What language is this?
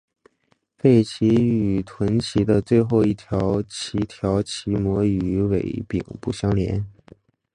Chinese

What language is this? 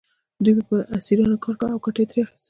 Pashto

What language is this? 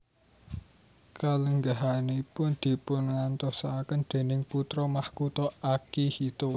Javanese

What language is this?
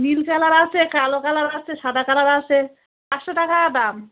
Bangla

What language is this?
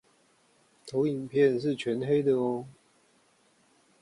Chinese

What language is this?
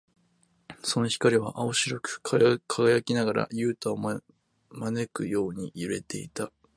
Japanese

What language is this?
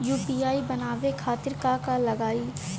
Bhojpuri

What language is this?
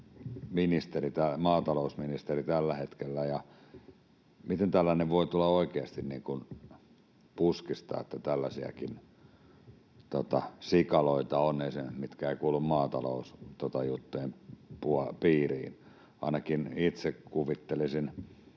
Finnish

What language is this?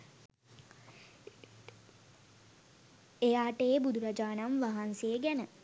Sinhala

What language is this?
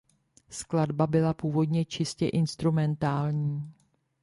Czech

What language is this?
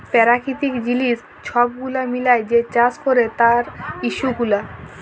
Bangla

